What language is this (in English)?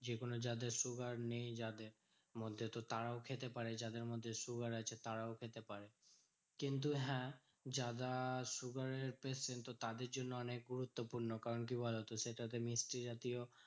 Bangla